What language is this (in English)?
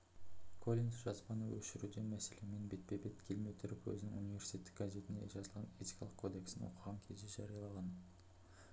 Kazakh